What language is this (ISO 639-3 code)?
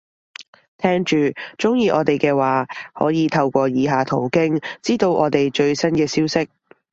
yue